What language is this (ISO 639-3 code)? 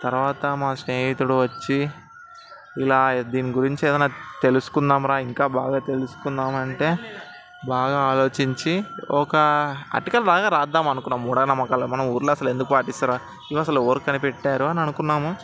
tel